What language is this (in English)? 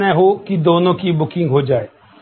Hindi